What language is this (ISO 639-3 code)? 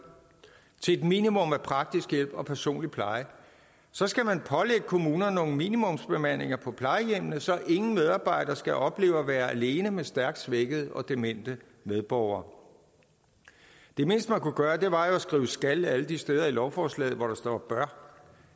dan